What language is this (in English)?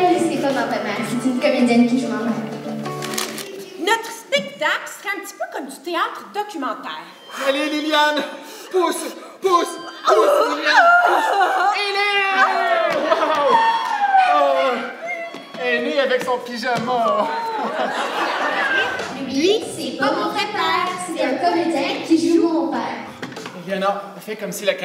French